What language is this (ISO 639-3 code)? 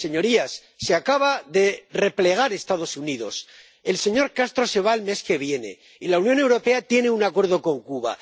spa